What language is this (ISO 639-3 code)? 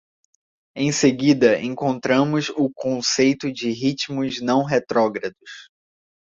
por